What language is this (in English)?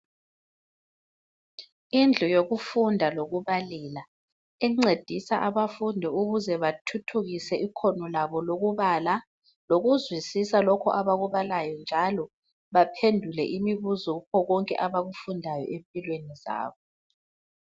North Ndebele